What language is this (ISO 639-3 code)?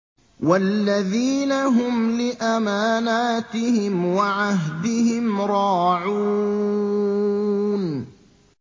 ara